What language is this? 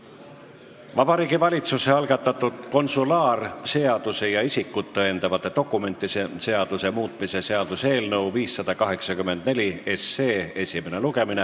Estonian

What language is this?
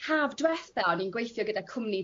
Welsh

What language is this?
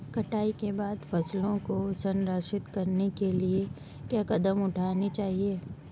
Hindi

